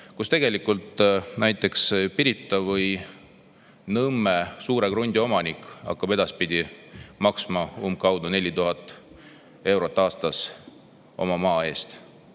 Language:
Estonian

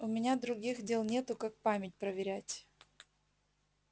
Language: Russian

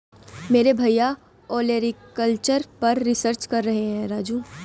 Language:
Hindi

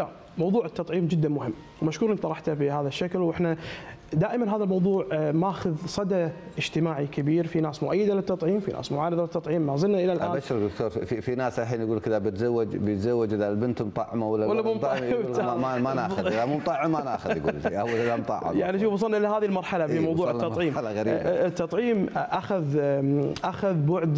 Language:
Arabic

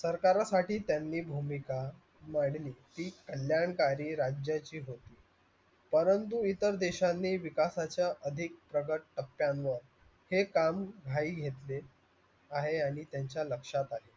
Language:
Marathi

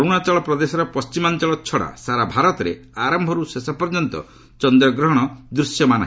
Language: Odia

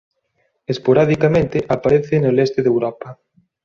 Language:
Galician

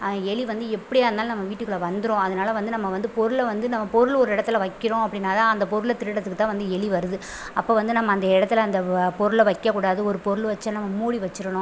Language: Tamil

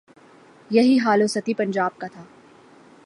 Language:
Urdu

